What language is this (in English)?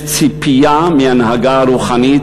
Hebrew